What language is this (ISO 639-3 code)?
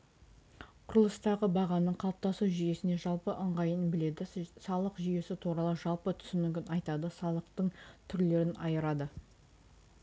kaz